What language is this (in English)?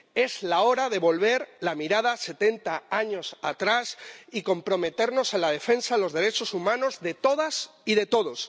Spanish